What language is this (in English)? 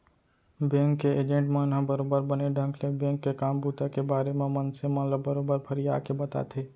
Chhattisgarhi